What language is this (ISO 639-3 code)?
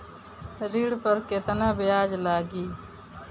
bho